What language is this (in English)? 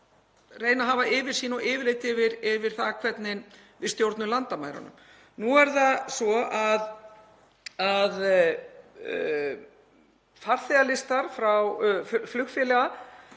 Icelandic